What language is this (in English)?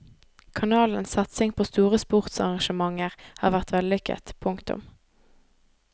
Norwegian